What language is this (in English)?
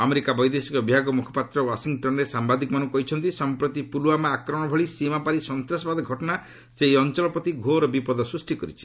Odia